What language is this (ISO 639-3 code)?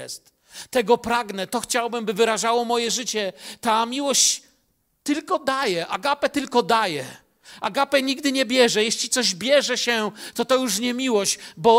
pol